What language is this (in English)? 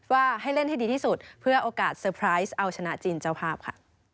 Thai